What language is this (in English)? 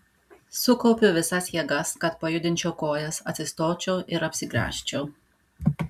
Lithuanian